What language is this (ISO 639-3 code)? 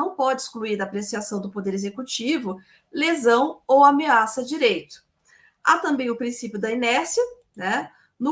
por